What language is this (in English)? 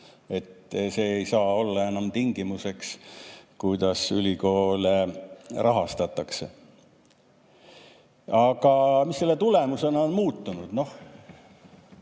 Estonian